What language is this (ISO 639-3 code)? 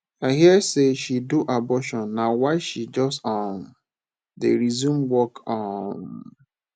pcm